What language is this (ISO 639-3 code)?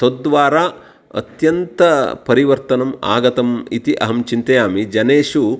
san